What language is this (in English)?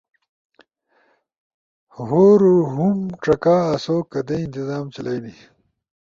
Ushojo